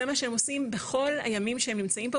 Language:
Hebrew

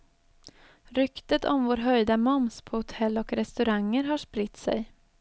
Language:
Swedish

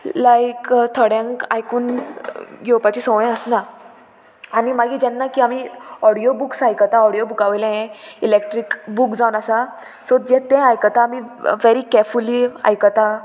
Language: Konkani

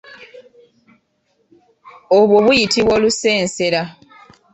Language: Ganda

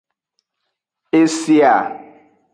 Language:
Aja (Benin)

